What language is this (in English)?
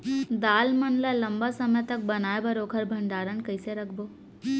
Chhattisgarhi